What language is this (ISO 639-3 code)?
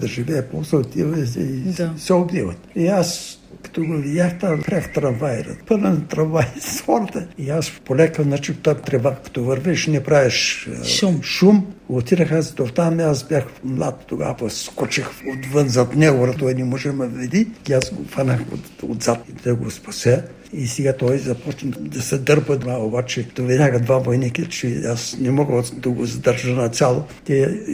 bul